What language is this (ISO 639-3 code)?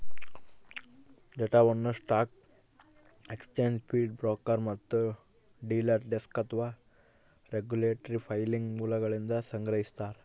kan